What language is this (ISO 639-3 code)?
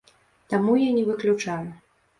bel